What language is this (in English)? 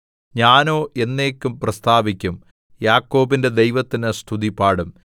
Malayalam